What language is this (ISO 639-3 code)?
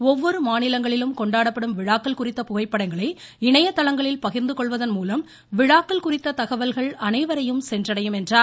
tam